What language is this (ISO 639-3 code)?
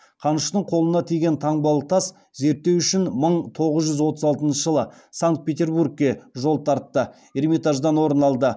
kaz